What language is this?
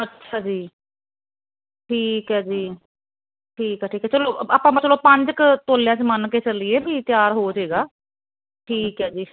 Punjabi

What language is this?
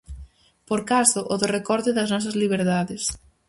Galician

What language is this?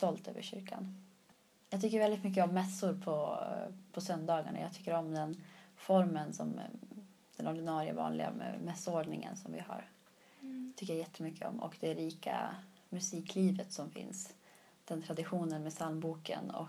Swedish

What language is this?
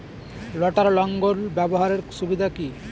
Bangla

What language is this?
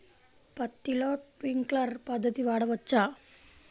Telugu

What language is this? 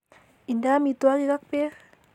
Kalenjin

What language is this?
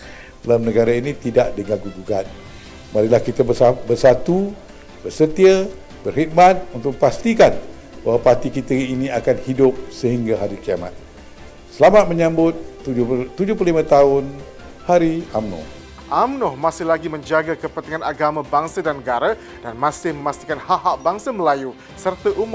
Malay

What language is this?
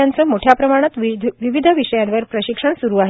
Marathi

